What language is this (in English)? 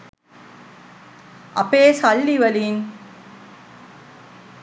Sinhala